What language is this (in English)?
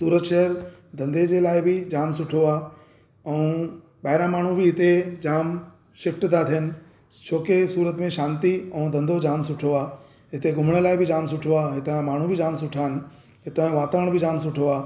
Sindhi